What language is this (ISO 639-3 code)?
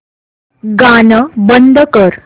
mar